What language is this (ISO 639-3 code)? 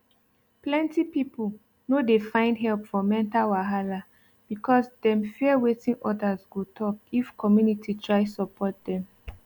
pcm